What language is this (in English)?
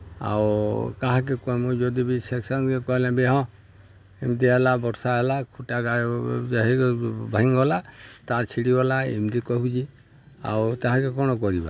Odia